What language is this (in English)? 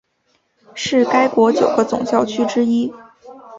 Chinese